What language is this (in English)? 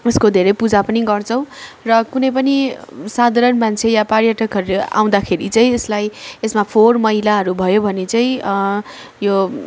Nepali